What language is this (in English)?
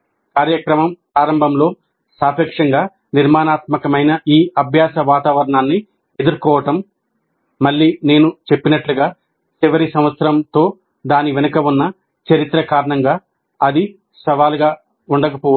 Telugu